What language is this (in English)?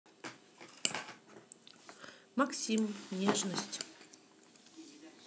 Russian